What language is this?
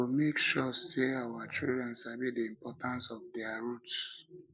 Nigerian Pidgin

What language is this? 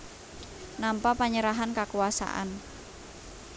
Javanese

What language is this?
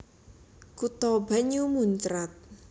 Javanese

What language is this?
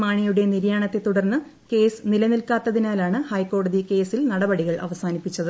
Malayalam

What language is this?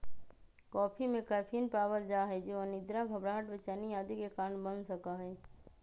Magahi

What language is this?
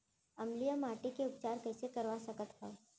Chhattisgarhi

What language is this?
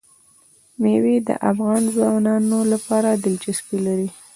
Pashto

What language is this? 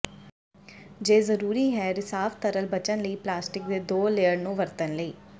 Punjabi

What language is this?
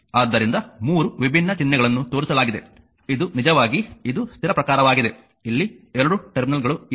Kannada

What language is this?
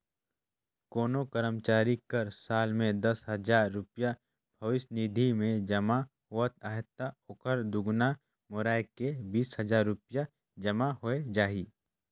Chhattisgarhi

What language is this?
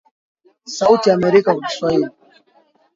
Swahili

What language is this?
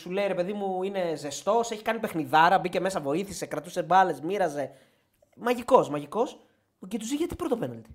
Greek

